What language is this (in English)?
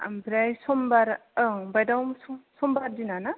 Bodo